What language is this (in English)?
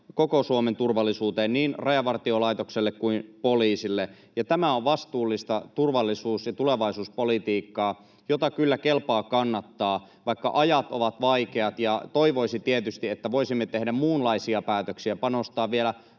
Finnish